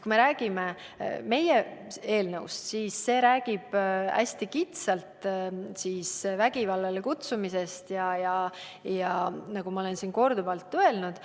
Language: Estonian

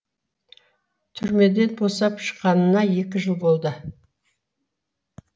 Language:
Kazakh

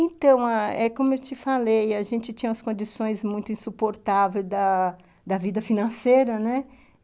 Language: Portuguese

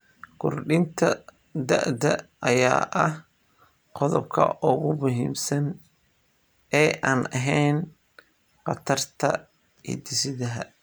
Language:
Somali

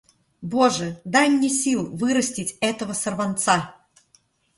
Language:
Russian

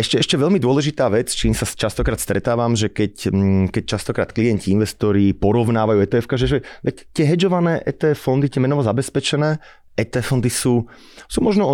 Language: Slovak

